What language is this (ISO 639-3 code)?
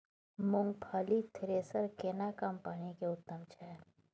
mai